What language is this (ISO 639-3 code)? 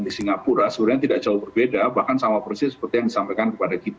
ind